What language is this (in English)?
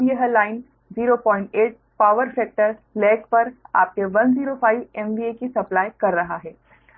Hindi